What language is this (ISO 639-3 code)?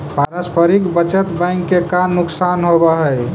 mag